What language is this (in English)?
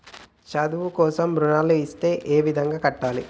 Telugu